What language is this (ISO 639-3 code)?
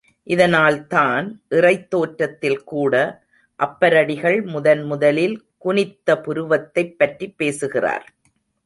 tam